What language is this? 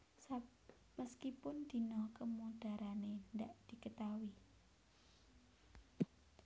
Javanese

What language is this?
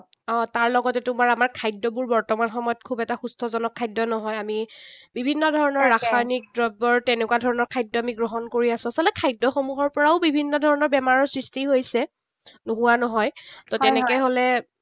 Assamese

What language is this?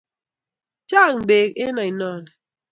Kalenjin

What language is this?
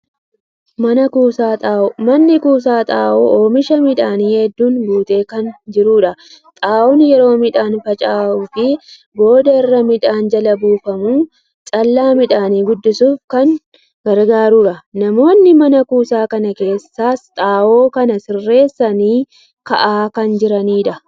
Oromo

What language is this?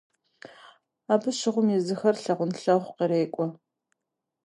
Kabardian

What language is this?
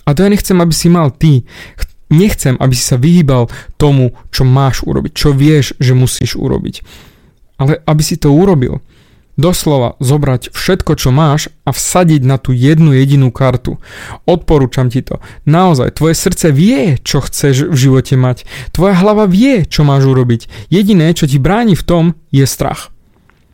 Slovak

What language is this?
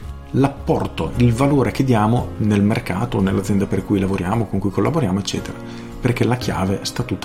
Italian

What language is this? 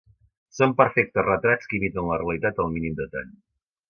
Catalan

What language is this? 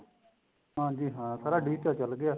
Punjabi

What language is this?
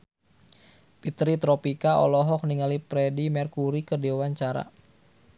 Sundanese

